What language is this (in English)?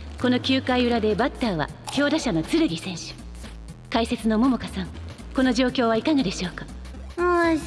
Japanese